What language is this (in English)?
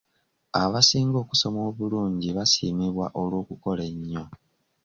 Ganda